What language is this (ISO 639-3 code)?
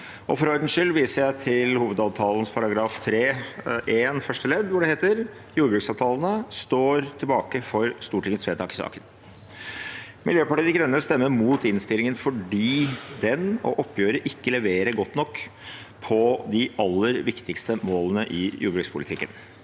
nor